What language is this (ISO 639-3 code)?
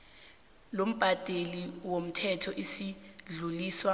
nbl